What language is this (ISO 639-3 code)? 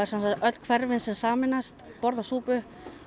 isl